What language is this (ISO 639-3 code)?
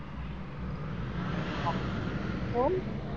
guj